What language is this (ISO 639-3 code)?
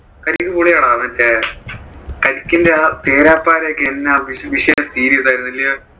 mal